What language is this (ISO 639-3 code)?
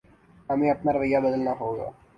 urd